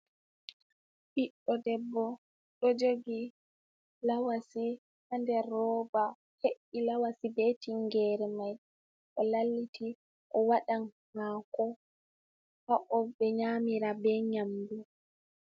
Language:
Fula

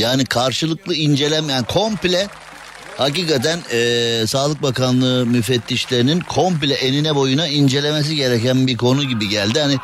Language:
Turkish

